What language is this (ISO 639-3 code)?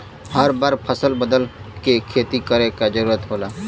bho